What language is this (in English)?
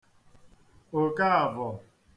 Igbo